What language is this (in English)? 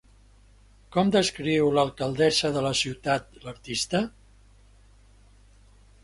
Catalan